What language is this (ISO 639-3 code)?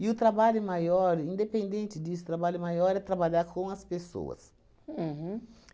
por